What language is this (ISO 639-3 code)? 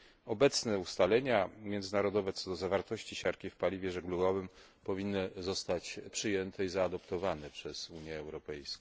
pol